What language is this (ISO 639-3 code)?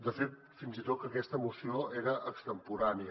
cat